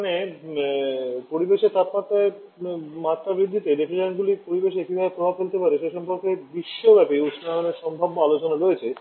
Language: Bangla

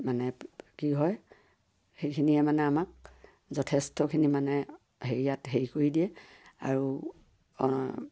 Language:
Assamese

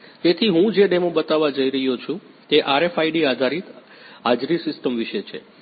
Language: Gujarati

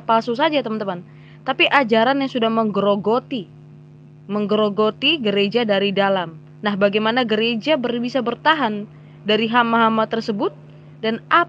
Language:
Indonesian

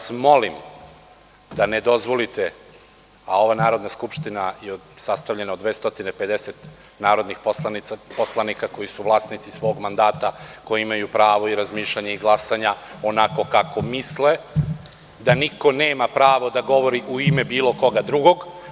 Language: Serbian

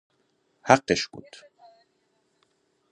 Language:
Persian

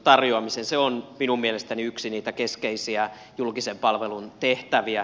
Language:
Finnish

